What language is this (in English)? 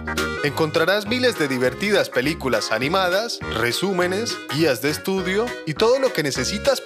Spanish